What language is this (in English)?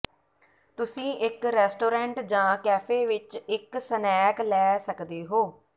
Punjabi